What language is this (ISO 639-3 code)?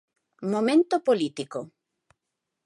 glg